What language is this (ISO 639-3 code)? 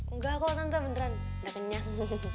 ind